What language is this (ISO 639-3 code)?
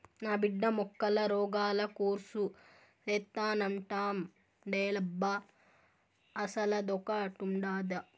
tel